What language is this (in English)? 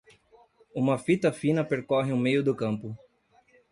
Portuguese